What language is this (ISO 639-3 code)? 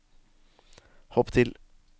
nor